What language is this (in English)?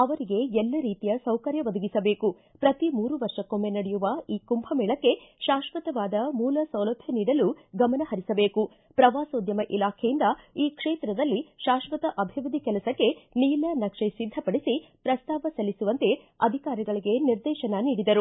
Kannada